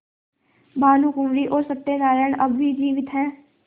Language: Hindi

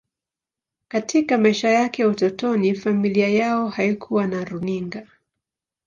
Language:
Swahili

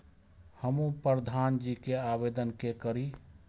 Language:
Maithili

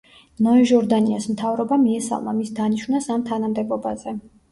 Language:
Georgian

